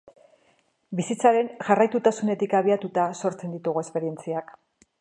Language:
Basque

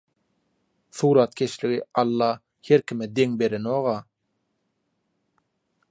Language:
Turkmen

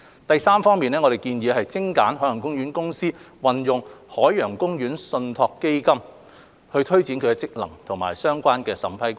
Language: Cantonese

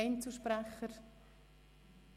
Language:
Swiss German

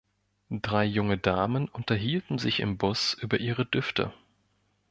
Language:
German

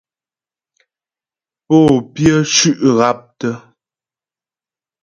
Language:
Ghomala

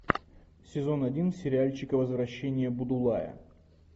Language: Russian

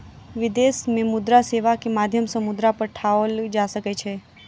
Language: Maithili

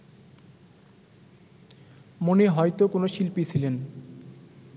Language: Bangla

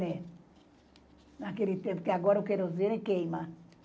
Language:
Portuguese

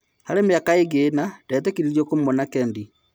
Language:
Kikuyu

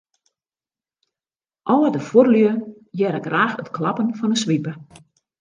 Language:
Western Frisian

